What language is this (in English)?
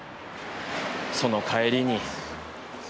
Japanese